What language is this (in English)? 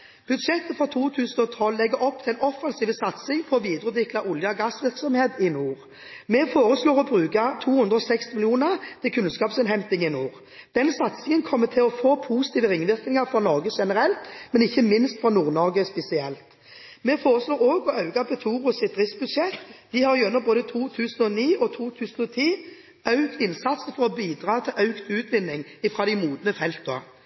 Norwegian Bokmål